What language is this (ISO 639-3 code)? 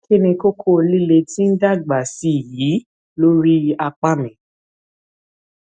yor